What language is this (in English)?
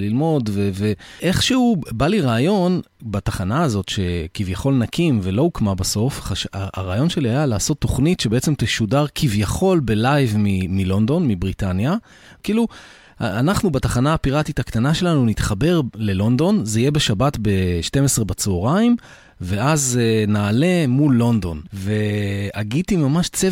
Hebrew